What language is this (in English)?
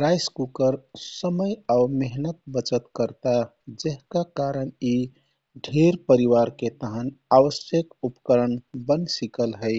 Kathoriya Tharu